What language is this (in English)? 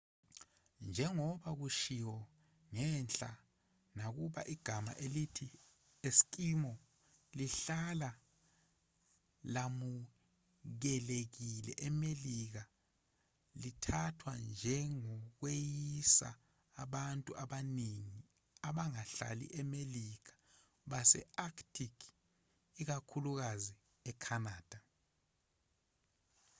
Zulu